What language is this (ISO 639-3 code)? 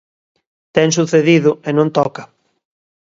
glg